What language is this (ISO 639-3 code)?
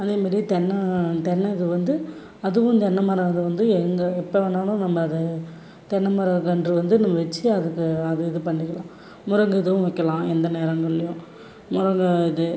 tam